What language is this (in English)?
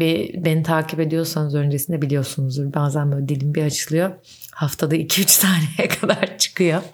Turkish